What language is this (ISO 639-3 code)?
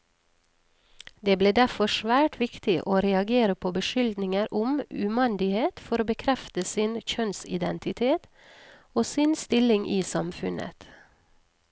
nor